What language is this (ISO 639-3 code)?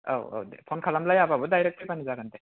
brx